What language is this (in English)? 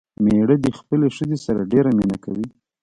Pashto